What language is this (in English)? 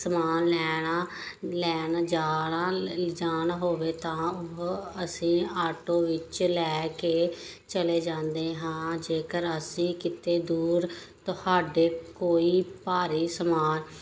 Punjabi